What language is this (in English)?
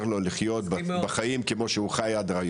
Hebrew